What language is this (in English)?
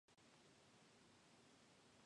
Japanese